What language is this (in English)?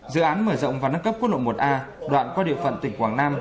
Vietnamese